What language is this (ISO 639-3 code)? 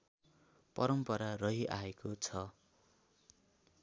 nep